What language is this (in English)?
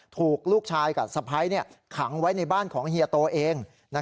Thai